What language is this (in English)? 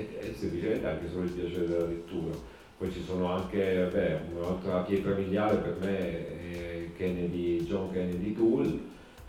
Italian